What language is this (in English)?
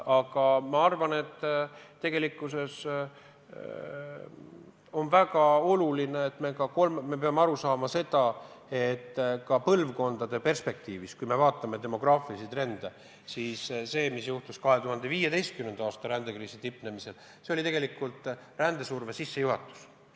Estonian